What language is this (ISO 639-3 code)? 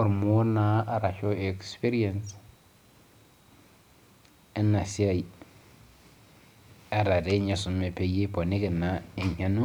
mas